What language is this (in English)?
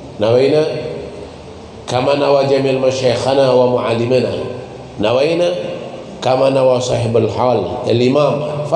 Indonesian